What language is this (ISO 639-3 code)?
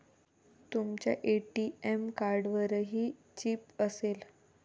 mar